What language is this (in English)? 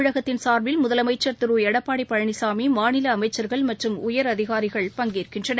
Tamil